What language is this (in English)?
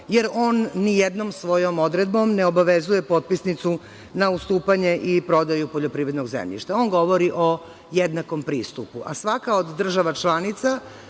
Serbian